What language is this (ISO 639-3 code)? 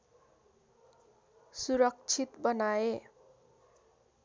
nep